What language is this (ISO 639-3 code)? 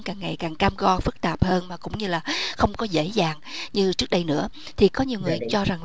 vie